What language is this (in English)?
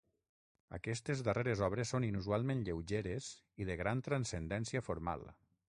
Catalan